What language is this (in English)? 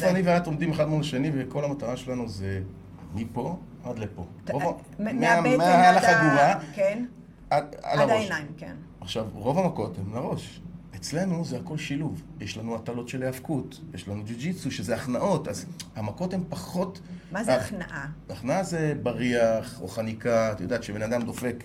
Hebrew